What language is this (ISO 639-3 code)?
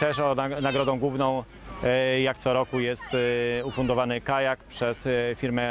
pol